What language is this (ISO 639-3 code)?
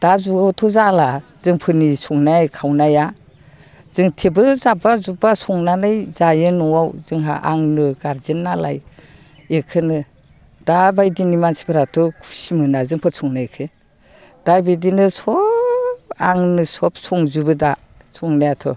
brx